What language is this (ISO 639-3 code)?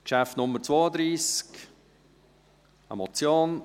gsw